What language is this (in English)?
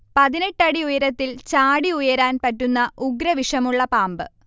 Malayalam